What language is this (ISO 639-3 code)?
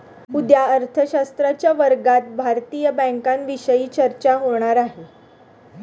mar